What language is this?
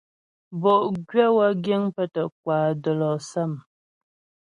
Ghomala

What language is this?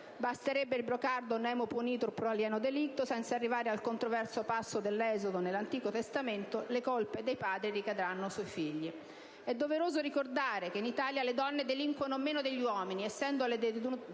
Italian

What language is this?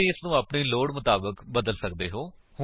Punjabi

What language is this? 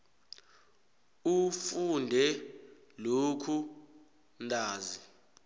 South Ndebele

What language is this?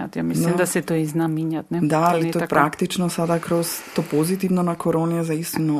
Croatian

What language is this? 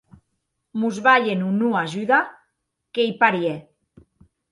Occitan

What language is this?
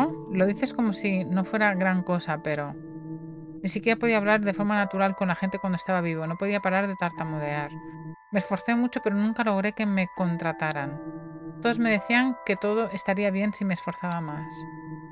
Spanish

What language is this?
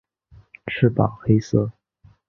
Chinese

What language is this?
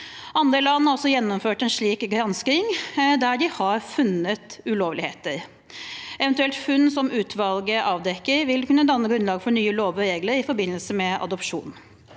Norwegian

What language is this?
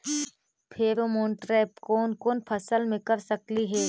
Magahi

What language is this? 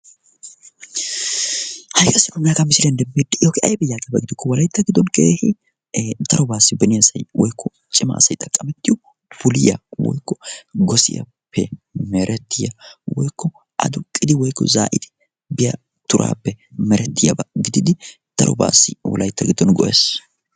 Wolaytta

